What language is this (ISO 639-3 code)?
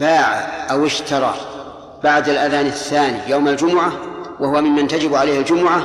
ara